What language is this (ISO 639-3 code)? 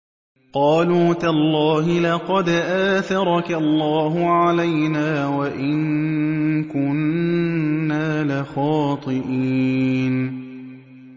ara